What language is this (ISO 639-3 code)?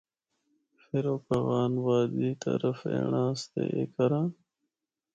hno